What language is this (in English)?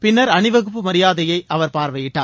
Tamil